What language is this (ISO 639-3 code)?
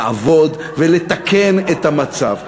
heb